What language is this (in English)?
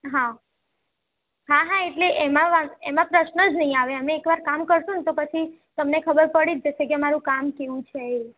Gujarati